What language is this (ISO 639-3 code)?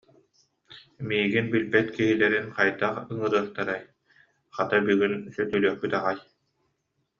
sah